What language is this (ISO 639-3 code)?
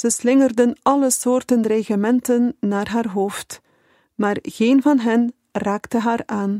nld